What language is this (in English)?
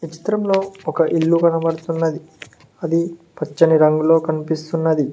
Telugu